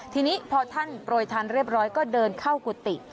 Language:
Thai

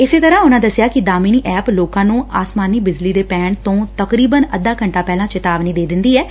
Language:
Punjabi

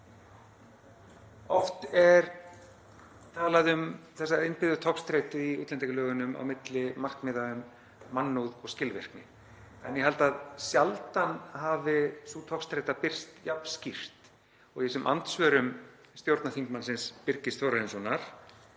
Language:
Icelandic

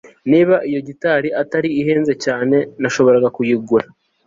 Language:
Kinyarwanda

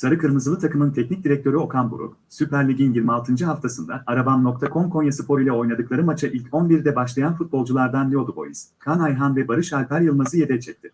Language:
Turkish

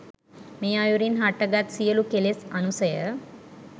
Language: Sinhala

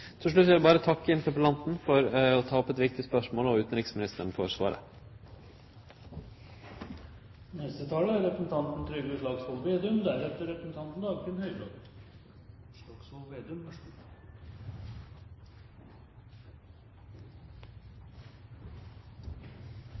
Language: Norwegian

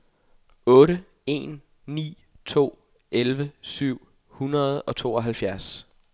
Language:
Danish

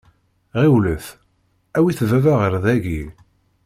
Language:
Kabyle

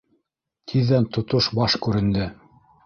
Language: Bashkir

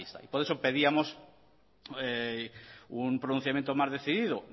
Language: Spanish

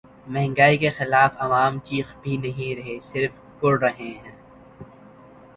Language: Urdu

